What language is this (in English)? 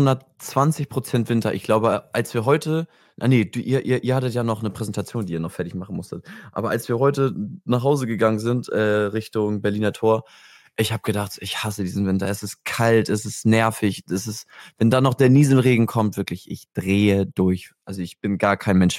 German